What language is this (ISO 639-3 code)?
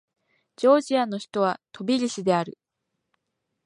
jpn